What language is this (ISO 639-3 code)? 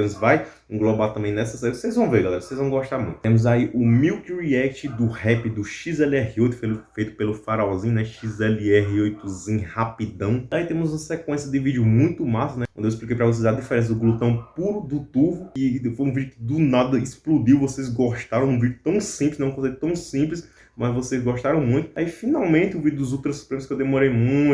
por